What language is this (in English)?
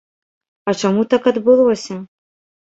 Belarusian